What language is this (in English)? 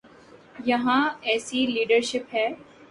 Urdu